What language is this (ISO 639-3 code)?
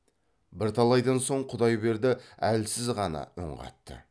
kaz